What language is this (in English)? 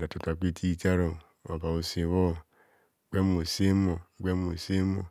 Kohumono